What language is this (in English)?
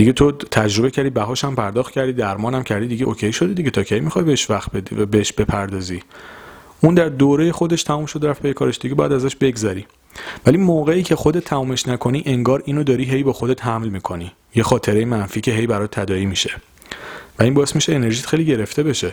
Persian